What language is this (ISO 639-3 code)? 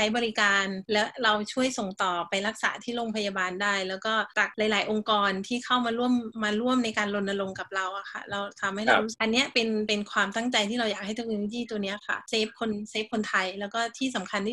tha